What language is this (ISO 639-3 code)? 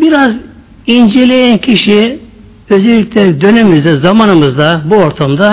tur